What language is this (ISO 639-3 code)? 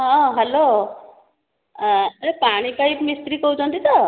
ori